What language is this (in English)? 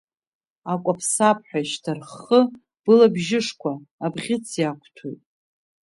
Abkhazian